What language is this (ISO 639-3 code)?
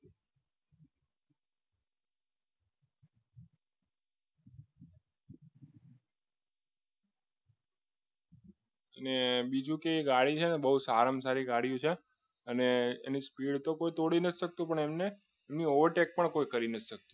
guj